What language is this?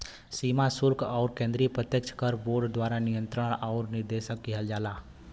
Bhojpuri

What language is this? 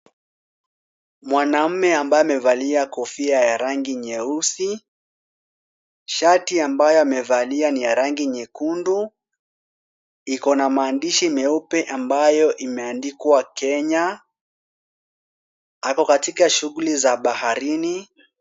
Swahili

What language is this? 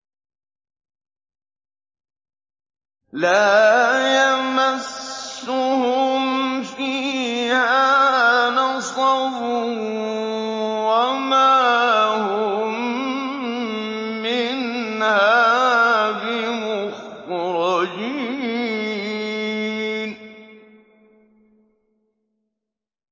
Arabic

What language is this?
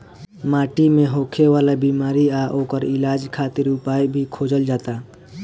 Bhojpuri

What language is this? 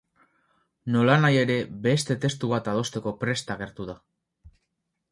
Basque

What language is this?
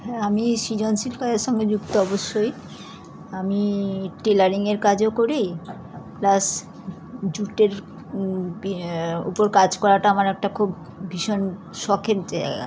Bangla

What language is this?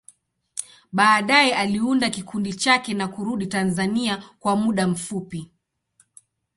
Swahili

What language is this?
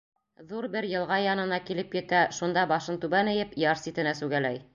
Bashkir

